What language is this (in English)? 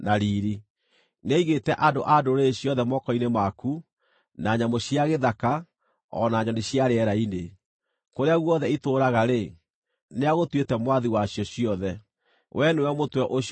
Kikuyu